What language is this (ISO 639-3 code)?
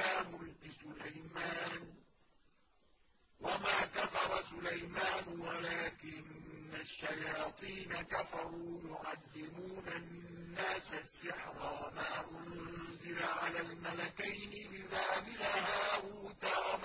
ara